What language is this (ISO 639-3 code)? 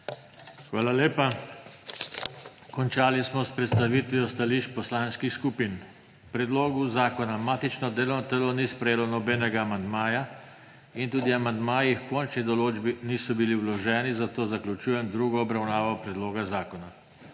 slv